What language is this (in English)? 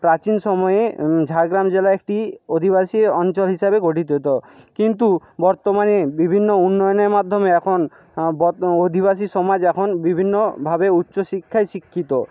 Bangla